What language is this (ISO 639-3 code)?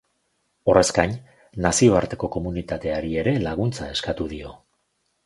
eus